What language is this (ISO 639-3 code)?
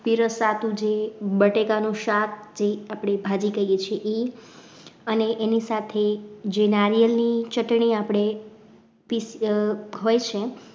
guj